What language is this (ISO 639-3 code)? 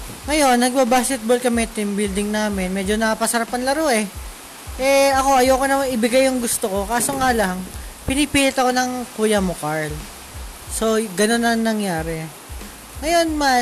fil